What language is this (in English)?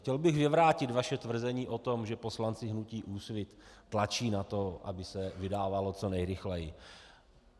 Czech